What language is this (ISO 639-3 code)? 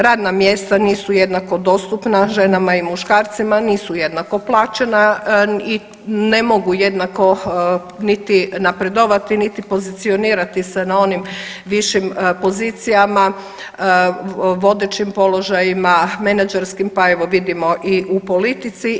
hrv